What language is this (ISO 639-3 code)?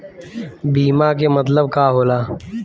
bho